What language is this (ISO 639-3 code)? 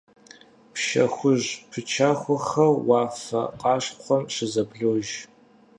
kbd